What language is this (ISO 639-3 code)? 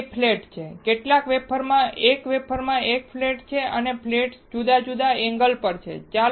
guj